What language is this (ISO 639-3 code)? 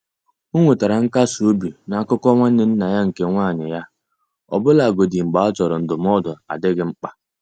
ibo